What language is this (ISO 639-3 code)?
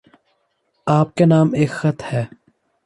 urd